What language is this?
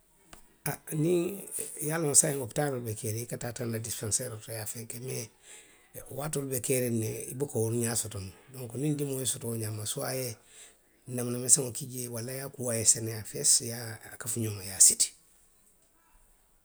Western Maninkakan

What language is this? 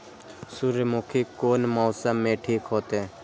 Maithili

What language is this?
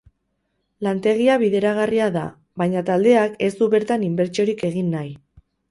Basque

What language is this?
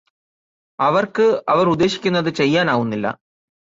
Malayalam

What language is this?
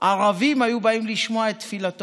Hebrew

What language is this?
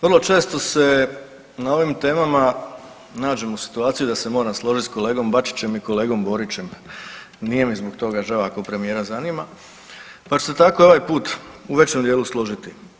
Croatian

